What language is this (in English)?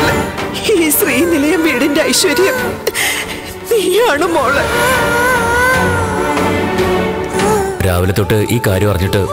Malayalam